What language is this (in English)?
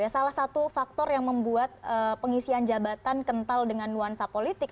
Indonesian